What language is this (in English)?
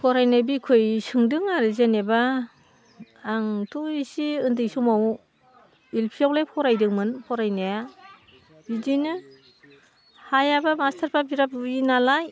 Bodo